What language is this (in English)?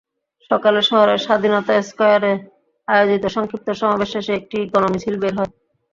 Bangla